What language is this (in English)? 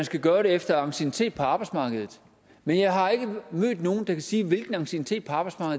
Danish